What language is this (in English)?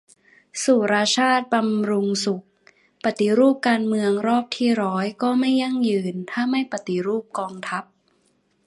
Thai